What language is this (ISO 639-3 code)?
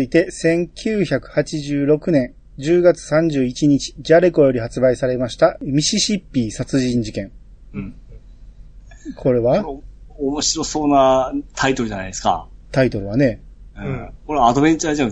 jpn